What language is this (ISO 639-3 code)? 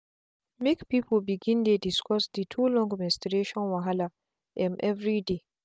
pcm